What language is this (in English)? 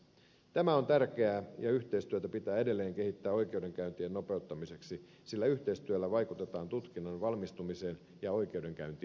Finnish